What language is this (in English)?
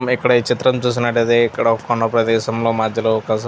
Telugu